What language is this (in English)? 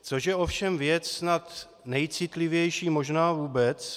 Czech